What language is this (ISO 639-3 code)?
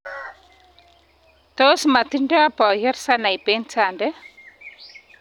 kln